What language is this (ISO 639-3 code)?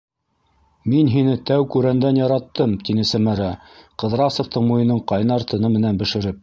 bak